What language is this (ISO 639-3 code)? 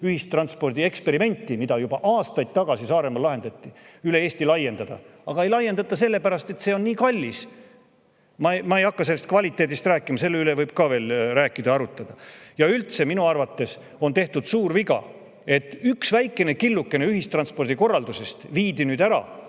est